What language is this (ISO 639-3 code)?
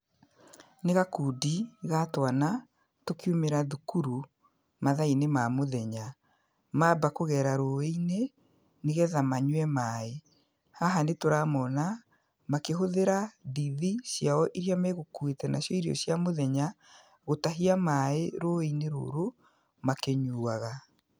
kik